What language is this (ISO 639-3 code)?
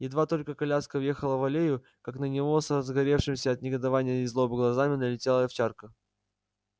rus